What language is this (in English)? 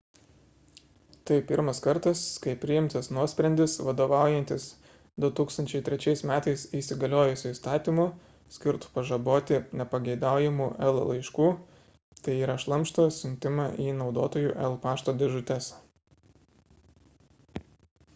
Lithuanian